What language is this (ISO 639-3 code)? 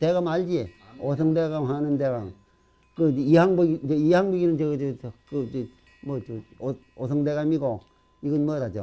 kor